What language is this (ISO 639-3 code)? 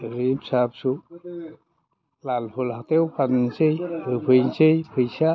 brx